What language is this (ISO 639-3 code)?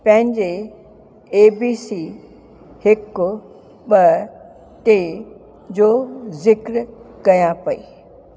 snd